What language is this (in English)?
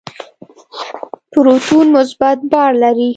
Pashto